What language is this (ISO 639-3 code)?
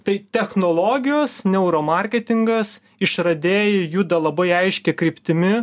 lit